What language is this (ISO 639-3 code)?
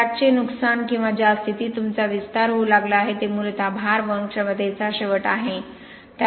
mar